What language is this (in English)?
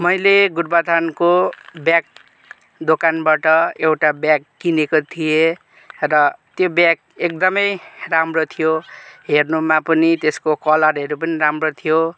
Nepali